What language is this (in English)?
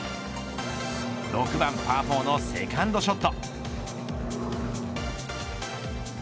Japanese